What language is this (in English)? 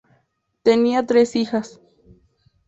Spanish